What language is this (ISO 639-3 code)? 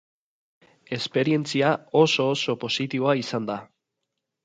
eus